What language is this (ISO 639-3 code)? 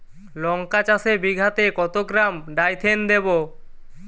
ben